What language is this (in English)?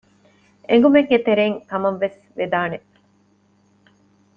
Divehi